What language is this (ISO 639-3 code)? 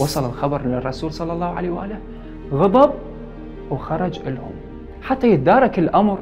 ara